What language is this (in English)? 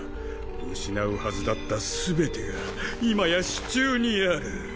Japanese